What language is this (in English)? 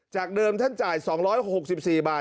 Thai